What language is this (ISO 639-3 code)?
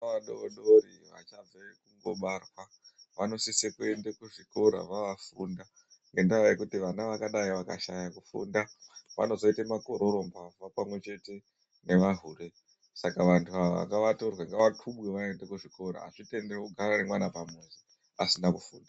ndc